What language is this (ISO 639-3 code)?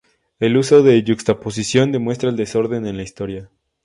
spa